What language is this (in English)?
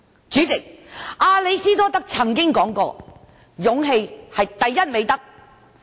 Cantonese